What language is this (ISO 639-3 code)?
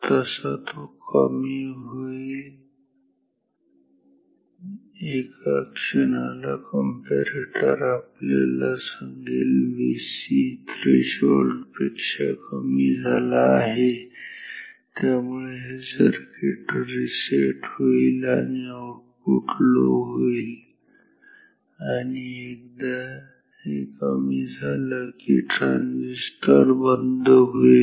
mar